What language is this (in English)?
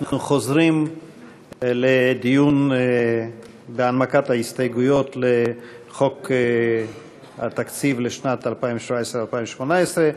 Hebrew